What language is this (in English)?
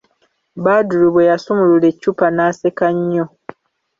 Ganda